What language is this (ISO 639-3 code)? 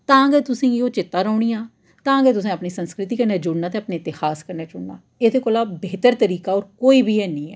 doi